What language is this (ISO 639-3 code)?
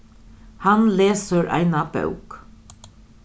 fao